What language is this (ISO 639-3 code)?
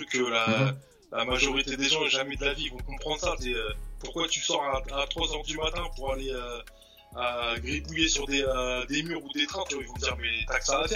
fra